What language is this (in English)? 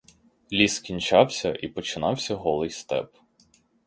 Ukrainian